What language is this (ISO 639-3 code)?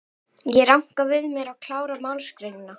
isl